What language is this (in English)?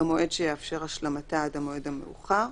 Hebrew